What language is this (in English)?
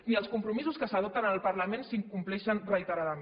Catalan